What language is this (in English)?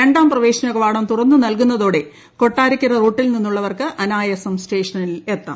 Malayalam